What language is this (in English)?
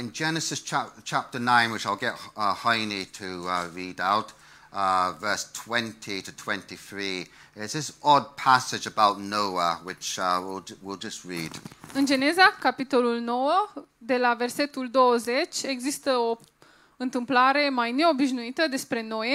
Romanian